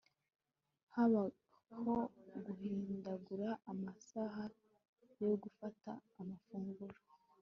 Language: Kinyarwanda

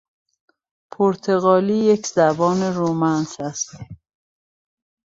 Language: Persian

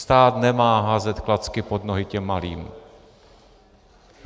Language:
Czech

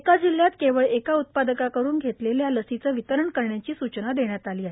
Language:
Marathi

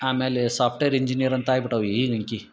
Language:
Kannada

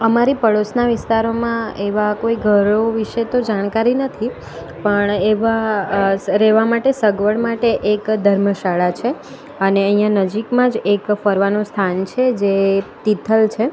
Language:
Gujarati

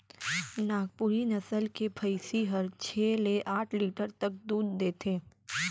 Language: Chhattisgarhi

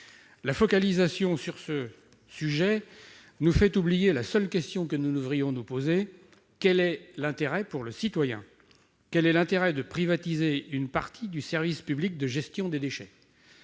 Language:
French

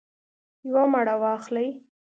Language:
Pashto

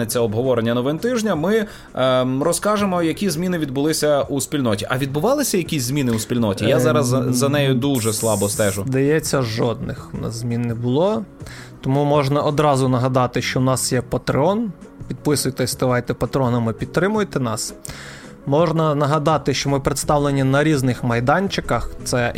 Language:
Ukrainian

